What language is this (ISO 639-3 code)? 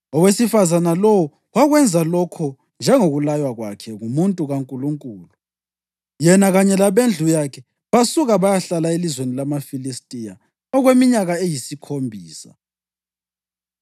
nde